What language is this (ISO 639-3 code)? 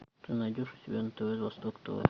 rus